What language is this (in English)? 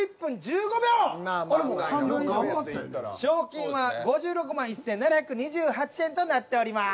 Japanese